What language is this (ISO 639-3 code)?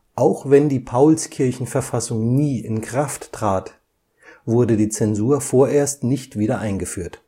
deu